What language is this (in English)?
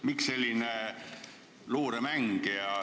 Estonian